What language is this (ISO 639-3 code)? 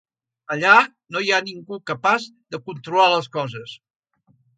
cat